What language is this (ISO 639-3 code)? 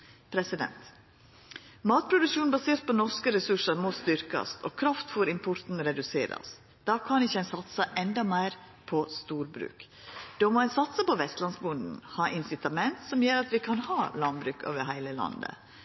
nno